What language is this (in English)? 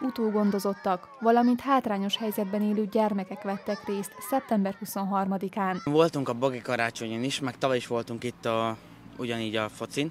Hungarian